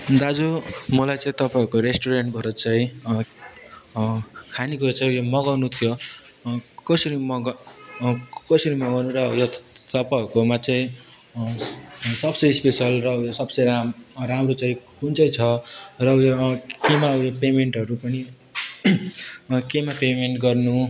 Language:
Nepali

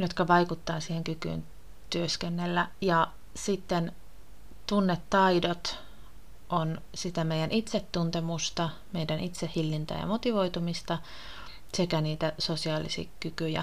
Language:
Finnish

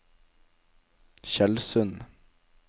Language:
Norwegian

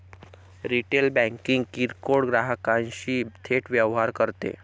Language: Marathi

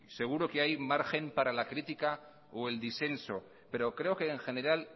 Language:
Spanish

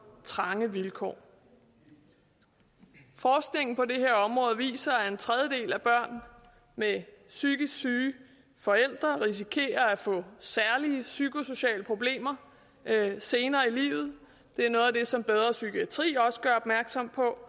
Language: Danish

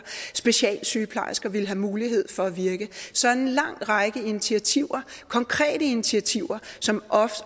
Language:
Danish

